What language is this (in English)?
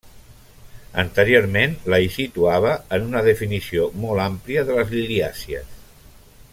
Catalan